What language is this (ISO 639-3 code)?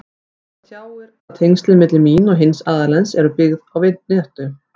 isl